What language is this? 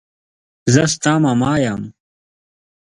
Pashto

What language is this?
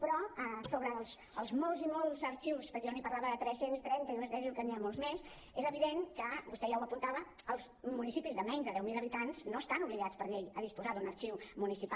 Catalan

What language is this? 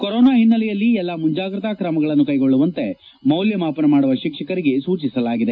Kannada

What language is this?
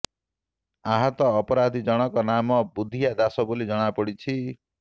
Odia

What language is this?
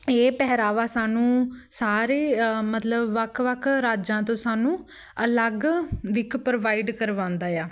Punjabi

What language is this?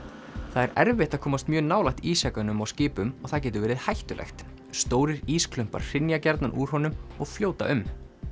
Icelandic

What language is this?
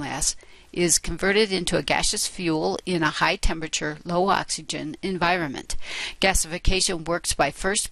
English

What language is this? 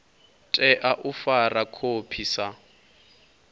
Venda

